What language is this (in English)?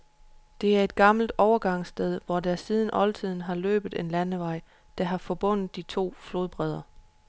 Danish